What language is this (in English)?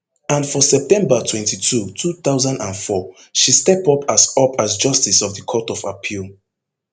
Nigerian Pidgin